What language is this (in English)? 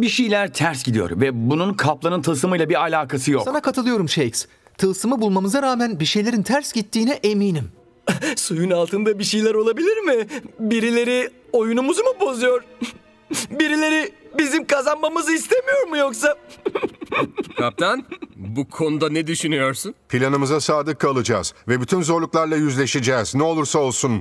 Turkish